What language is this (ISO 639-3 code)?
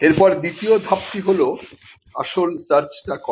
ben